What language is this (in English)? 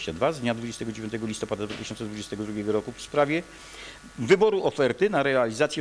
Polish